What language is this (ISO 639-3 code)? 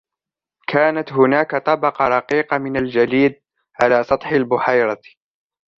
ara